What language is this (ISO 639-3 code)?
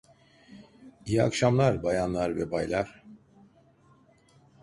tur